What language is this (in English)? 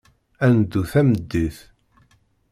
Kabyle